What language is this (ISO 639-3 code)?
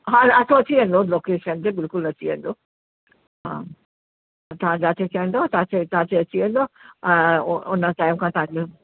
snd